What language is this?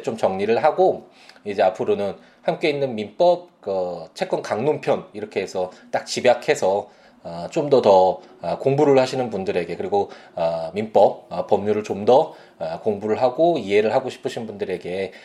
Korean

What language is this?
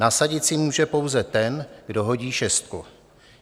Czech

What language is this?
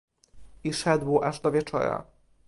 Polish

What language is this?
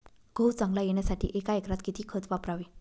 Marathi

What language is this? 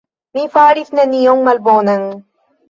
Esperanto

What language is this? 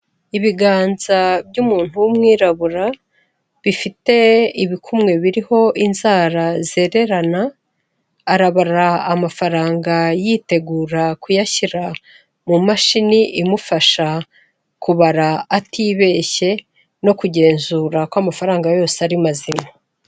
Kinyarwanda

